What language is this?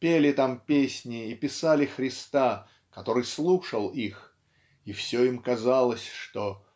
Russian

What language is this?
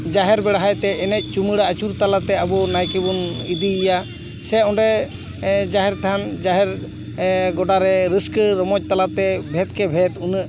Santali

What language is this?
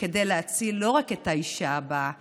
Hebrew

